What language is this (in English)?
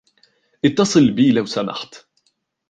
Arabic